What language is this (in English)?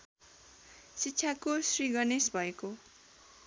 Nepali